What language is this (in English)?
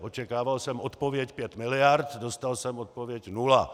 Czech